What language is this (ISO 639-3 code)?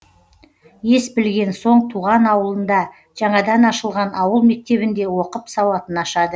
kaz